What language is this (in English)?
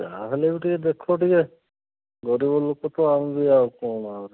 Odia